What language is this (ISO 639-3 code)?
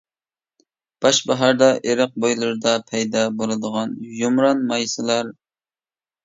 uig